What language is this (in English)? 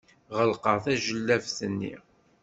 Kabyle